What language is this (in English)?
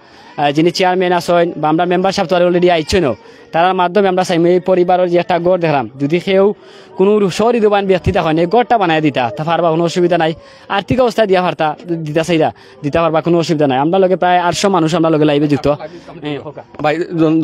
Bangla